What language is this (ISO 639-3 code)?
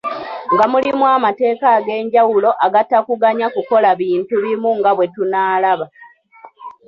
lug